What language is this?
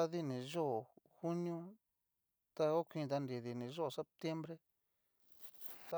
Cacaloxtepec Mixtec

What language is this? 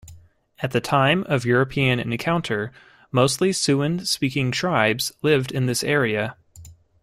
English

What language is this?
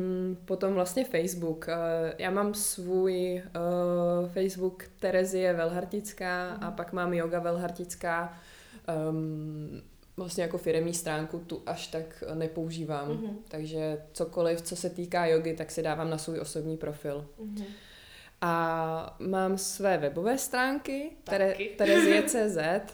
Czech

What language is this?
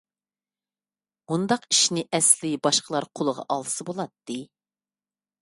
Uyghur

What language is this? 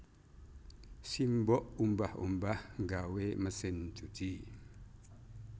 Javanese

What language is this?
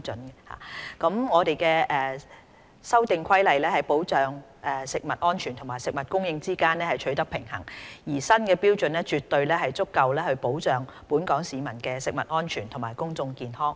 Cantonese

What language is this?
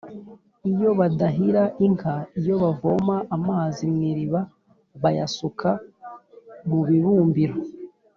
Kinyarwanda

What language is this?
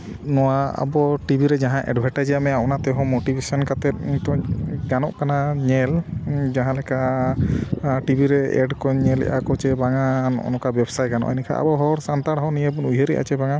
Santali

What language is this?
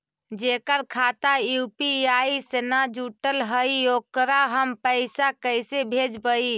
Magahi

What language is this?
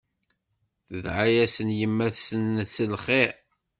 Kabyle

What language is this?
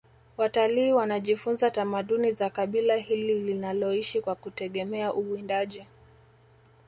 Swahili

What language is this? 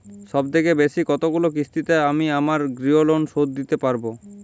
Bangla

